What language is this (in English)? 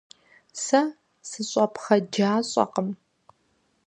Kabardian